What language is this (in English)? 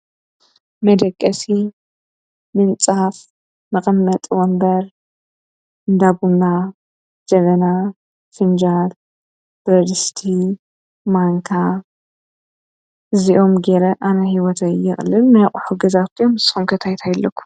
Tigrinya